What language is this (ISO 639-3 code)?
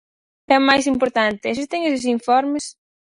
glg